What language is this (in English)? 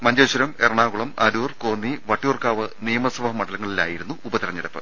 Malayalam